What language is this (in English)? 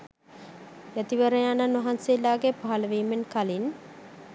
Sinhala